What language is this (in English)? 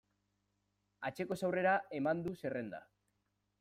Basque